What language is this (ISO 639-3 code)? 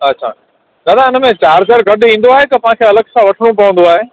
snd